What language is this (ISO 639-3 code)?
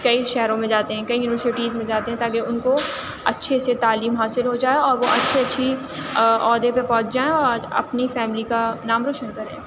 urd